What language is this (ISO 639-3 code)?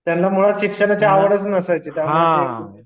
mar